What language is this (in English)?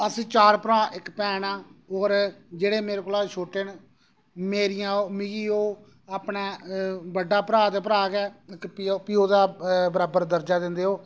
Dogri